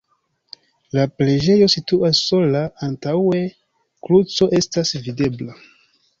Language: Esperanto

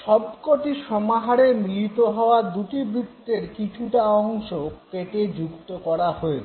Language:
Bangla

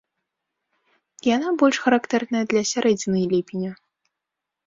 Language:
Belarusian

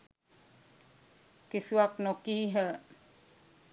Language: Sinhala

